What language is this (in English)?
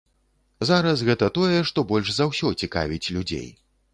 Belarusian